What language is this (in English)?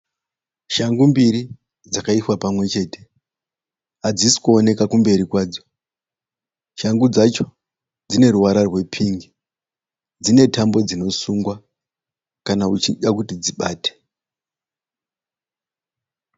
Shona